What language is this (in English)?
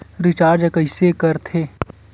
Chhattisgarhi